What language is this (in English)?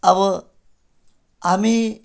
Nepali